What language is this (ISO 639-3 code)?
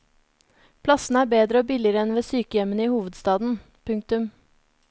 nor